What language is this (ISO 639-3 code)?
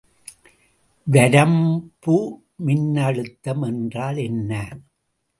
tam